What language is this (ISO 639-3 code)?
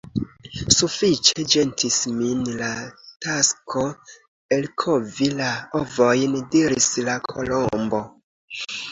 epo